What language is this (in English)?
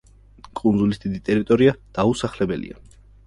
Georgian